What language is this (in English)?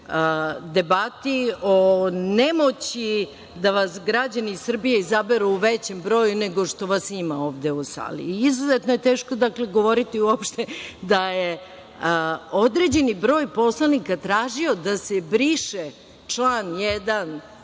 Serbian